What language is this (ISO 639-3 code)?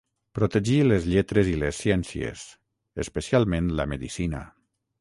cat